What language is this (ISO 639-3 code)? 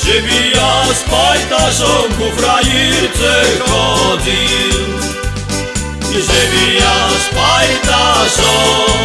slk